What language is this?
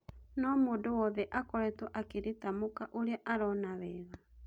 Kikuyu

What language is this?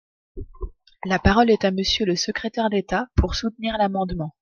French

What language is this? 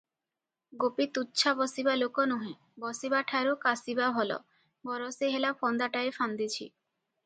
Odia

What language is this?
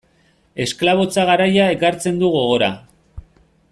Basque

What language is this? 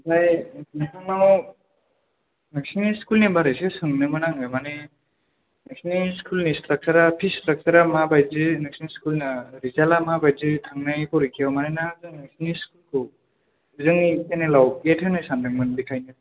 Bodo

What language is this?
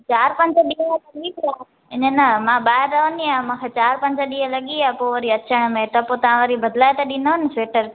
Sindhi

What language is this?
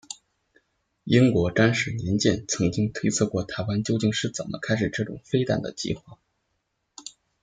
Chinese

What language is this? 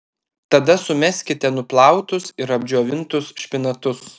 Lithuanian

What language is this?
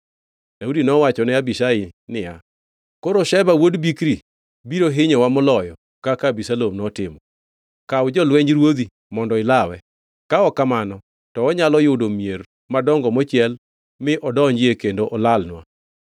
Luo (Kenya and Tanzania)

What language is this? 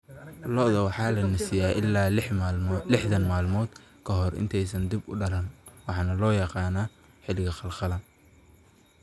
Somali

